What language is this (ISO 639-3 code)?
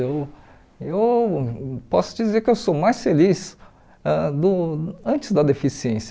por